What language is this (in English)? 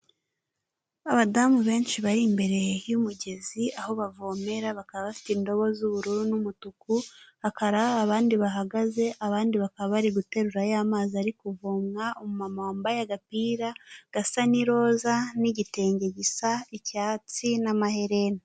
Kinyarwanda